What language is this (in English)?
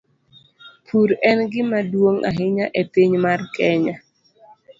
Luo (Kenya and Tanzania)